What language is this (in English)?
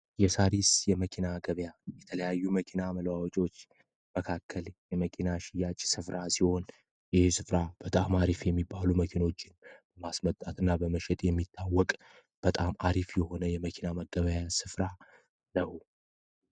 Amharic